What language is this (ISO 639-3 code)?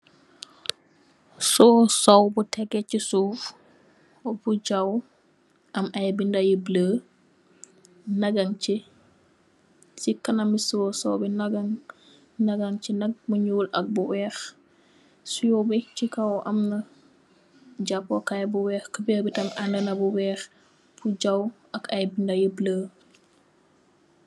wol